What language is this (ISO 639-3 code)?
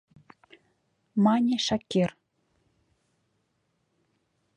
chm